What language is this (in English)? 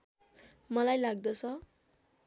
Nepali